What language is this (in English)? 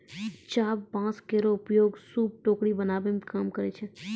Maithili